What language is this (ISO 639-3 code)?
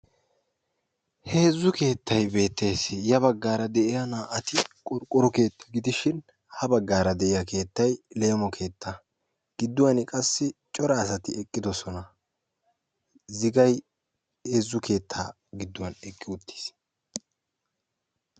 wal